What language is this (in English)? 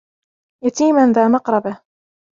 Arabic